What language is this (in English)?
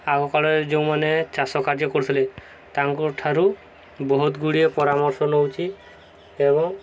Odia